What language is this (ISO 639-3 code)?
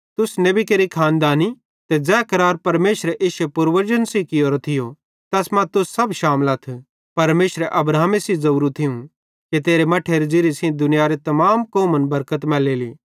bhd